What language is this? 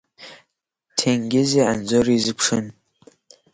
Abkhazian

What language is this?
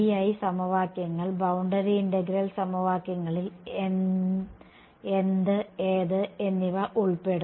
Malayalam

